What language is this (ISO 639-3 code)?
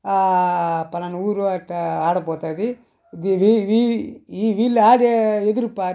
tel